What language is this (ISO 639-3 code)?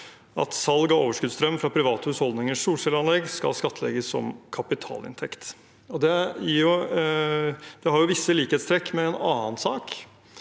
nor